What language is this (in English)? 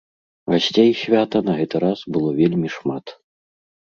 Belarusian